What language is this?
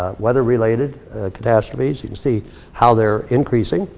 English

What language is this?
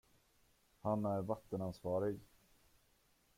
Swedish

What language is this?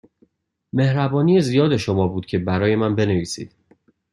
Persian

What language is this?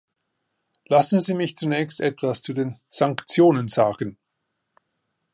German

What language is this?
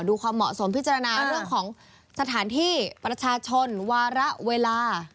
Thai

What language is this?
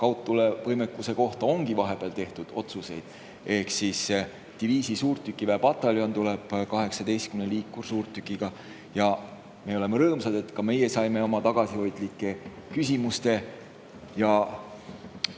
Estonian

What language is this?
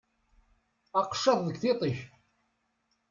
Kabyle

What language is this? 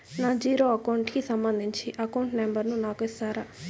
Telugu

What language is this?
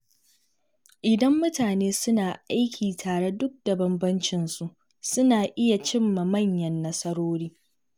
Hausa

